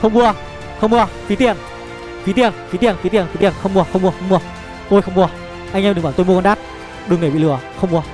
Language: Vietnamese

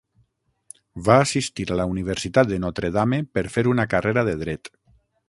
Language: Catalan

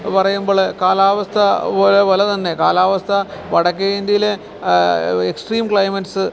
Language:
Malayalam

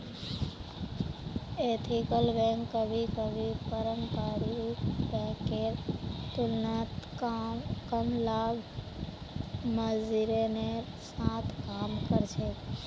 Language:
Magahi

